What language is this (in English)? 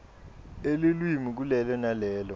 Swati